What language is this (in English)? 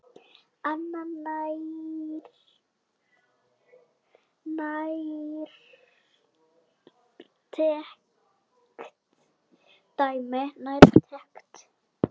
Icelandic